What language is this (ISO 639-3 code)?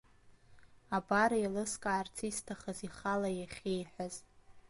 abk